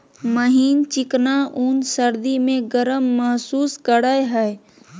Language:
Magahi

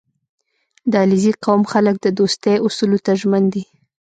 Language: Pashto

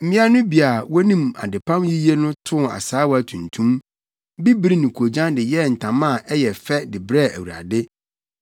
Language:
Akan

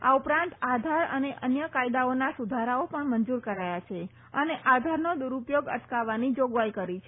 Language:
Gujarati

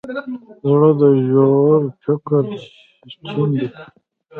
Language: Pashto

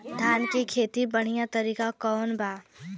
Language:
Bhojpuri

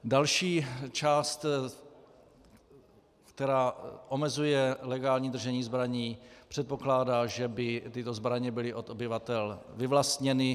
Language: Czech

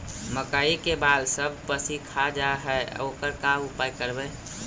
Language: Magahi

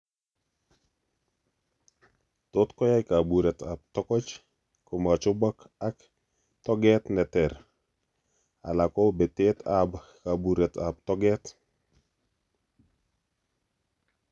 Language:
Kalenjin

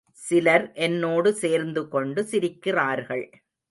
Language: Tamil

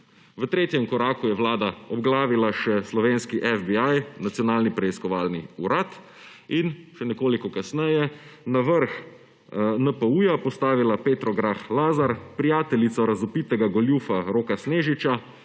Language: Slovenian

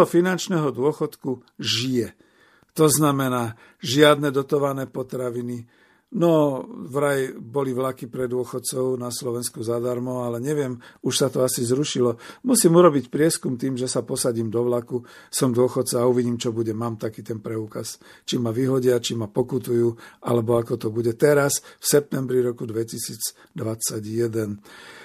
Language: Slovak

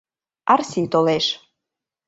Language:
Mari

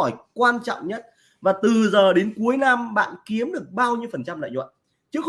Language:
Vietnamese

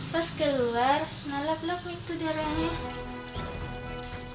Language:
Indonesian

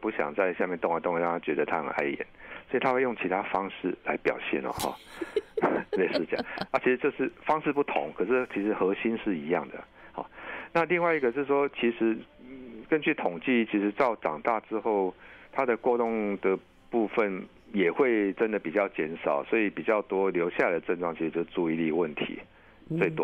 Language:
Chinese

